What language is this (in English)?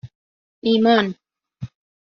Persian